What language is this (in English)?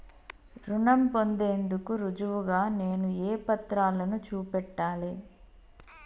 Telugu